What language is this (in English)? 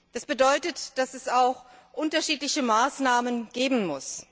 German